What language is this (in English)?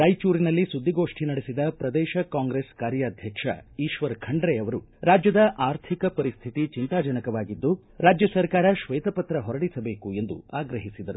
Kannada